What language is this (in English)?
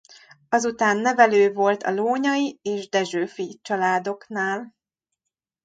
Hungarian